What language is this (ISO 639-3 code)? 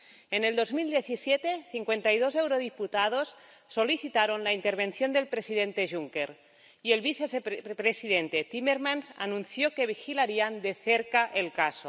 spa